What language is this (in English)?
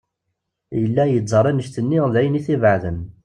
Kabyle